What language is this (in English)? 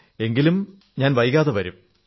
Malayalam